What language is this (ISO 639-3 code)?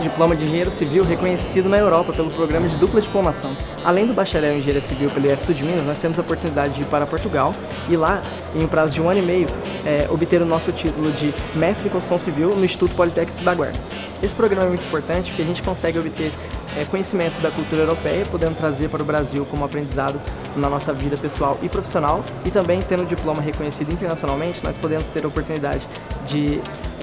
por